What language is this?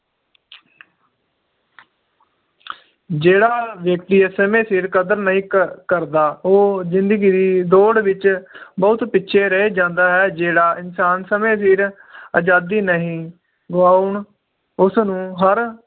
Punjabi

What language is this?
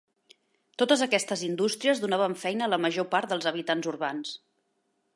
Catalan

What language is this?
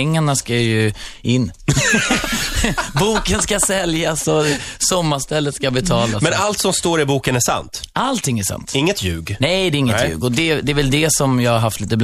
Swedish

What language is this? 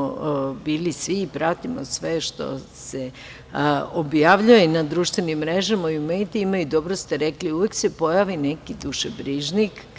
Serbian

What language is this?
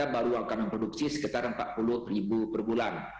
Indonesian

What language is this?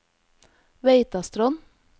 Norwegian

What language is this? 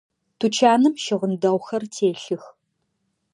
Adyghe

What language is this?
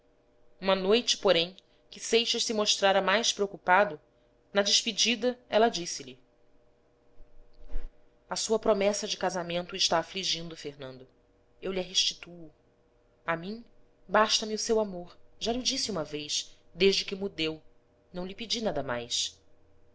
Portuguese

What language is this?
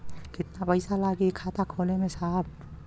Bhojpuri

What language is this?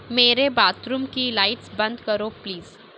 Urdu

